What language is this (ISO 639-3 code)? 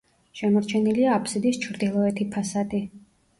kat